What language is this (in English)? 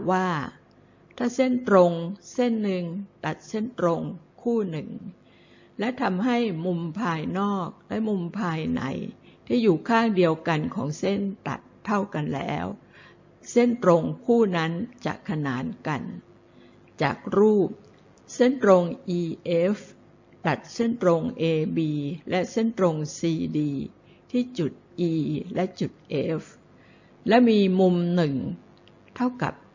Thai